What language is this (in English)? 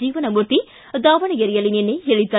Kannada